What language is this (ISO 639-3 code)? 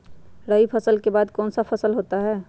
mag